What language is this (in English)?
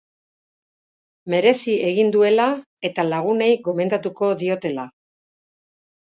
Basque